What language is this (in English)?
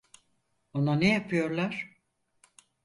Turkish